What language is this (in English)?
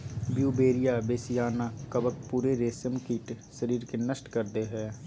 Magahi